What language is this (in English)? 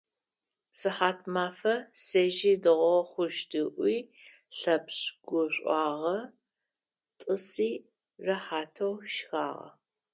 Adyghe